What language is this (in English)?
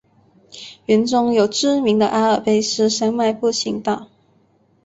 Chinese